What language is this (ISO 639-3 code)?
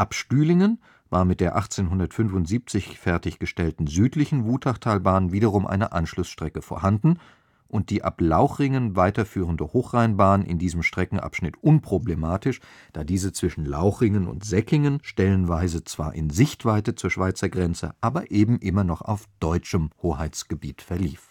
deu